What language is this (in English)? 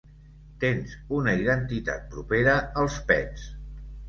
Catalan